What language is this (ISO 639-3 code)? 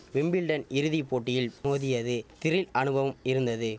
tam